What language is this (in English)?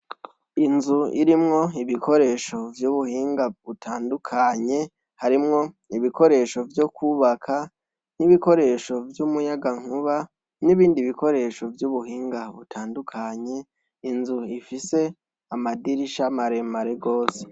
Rundi